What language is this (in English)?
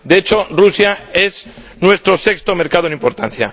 Spanish